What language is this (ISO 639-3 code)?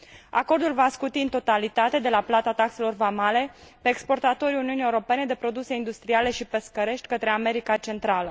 ron